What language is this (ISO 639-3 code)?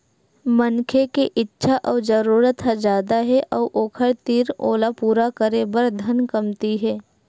hne